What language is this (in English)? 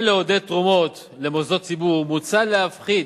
Hebrew